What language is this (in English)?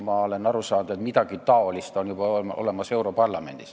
Estonian